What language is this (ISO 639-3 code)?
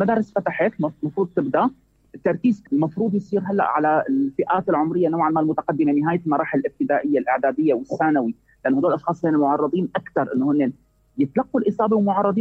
ara